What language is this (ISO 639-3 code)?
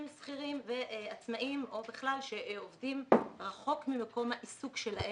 heb